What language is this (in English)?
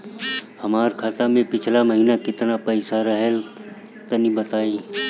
Bhojpuri